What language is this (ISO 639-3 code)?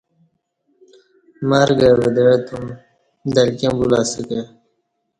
bsh